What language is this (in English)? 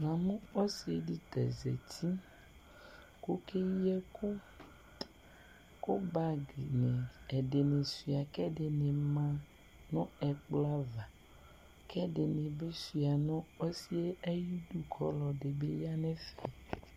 Ikposo